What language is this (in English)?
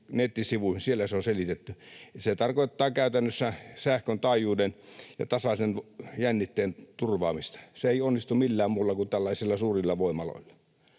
Finnish